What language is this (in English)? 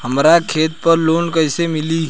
Bhojpuri